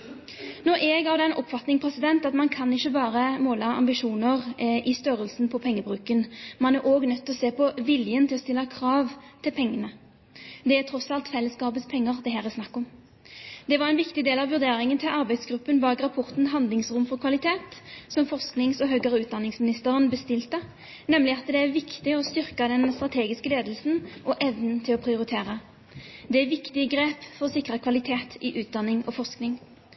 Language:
Norwegian Bokmål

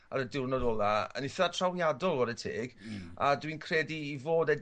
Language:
Welsh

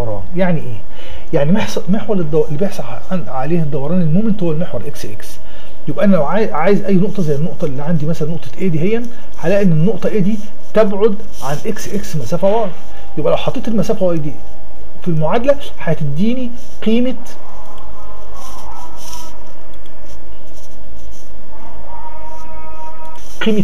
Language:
Arabic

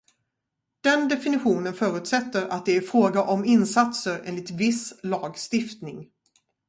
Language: Swedish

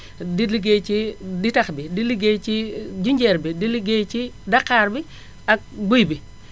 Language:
Wolof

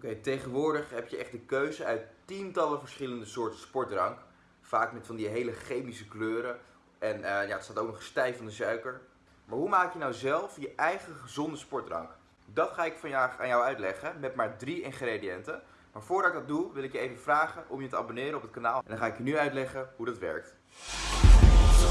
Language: Dutch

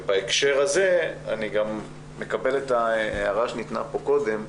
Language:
Hebrew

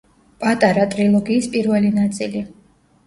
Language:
Georgian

